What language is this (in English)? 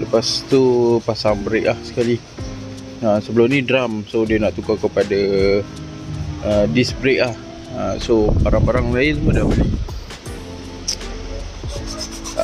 Malay